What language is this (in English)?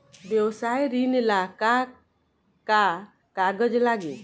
Bhojpuri